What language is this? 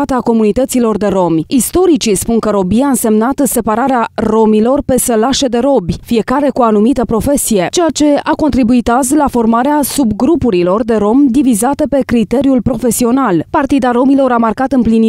Romanian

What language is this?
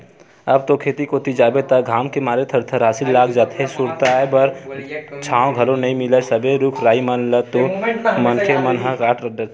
Chhattisgarhi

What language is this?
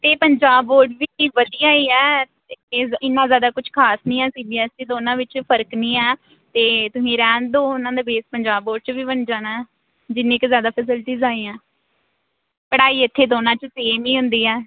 Punjabi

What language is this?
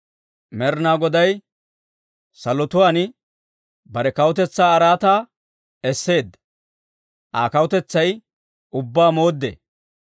Dawro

